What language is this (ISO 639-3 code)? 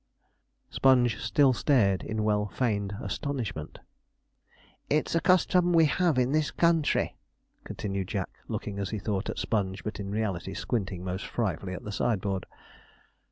eng